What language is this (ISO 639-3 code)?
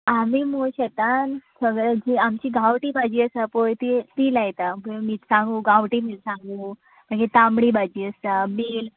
kok